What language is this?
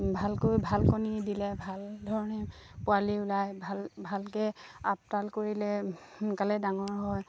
Assamese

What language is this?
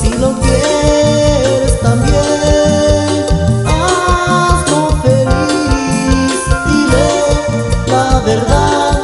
Romanian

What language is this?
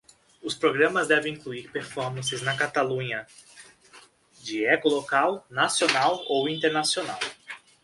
Portuguese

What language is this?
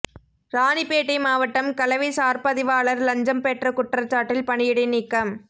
Tamil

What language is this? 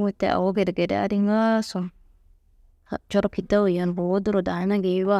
Kanembu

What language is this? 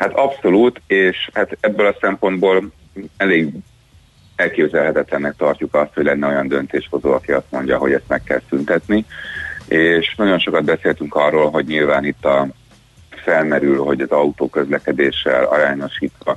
Hungarian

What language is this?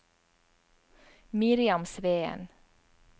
Norwegian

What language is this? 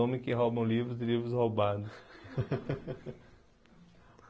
Portuguese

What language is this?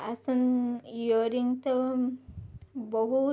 Odia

